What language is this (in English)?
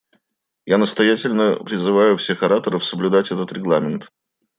Russian